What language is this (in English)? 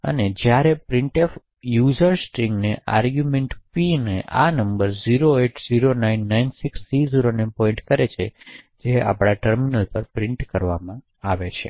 Gujarati